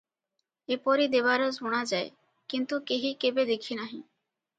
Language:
Odia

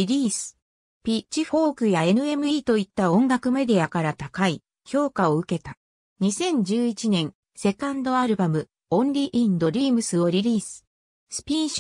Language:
Japanese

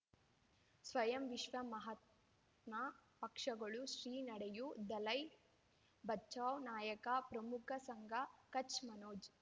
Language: Kannada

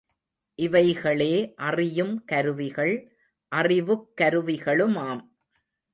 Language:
Tamil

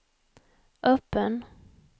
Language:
Swedish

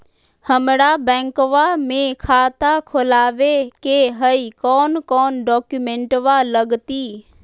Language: Magahi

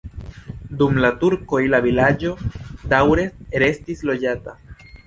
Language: Esperanto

